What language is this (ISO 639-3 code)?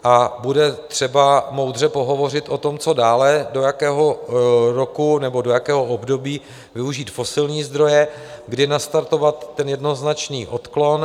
ces